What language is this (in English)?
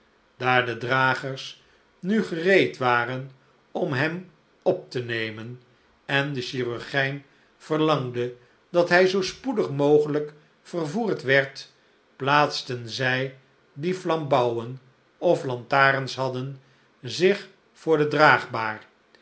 Dutch